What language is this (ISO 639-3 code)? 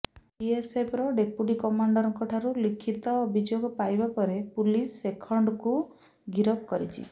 ori